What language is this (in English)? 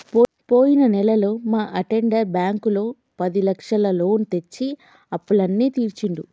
Telugu